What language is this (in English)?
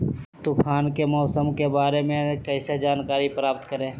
Magahi